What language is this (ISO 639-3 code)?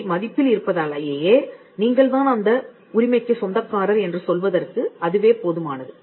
tam